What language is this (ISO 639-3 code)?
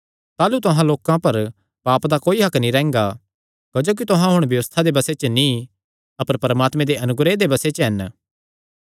xnr